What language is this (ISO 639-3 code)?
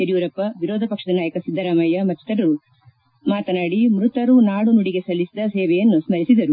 kan